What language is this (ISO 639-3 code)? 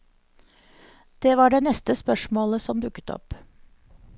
nor